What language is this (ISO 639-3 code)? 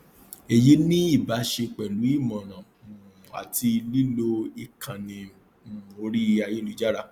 yor